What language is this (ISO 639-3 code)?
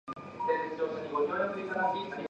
eng